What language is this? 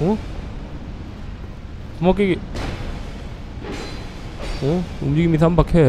Korean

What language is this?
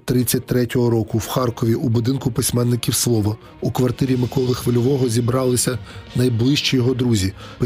Ukrainian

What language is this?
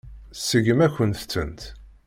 Kabyle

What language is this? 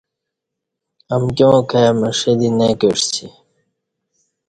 Kati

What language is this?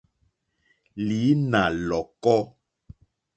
Mokpwe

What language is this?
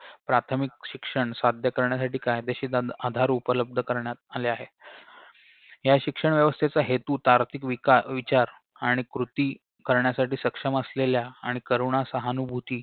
Marathi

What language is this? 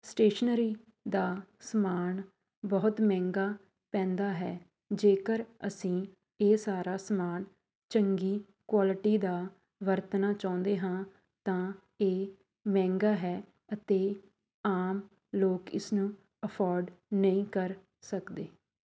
Punjabi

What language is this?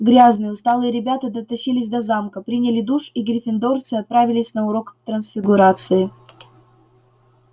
Russian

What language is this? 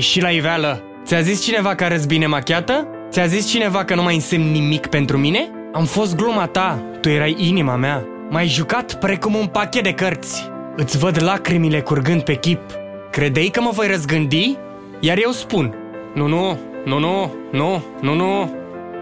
Romanian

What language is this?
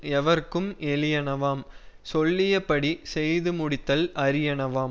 Tamil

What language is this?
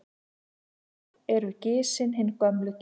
Icelandic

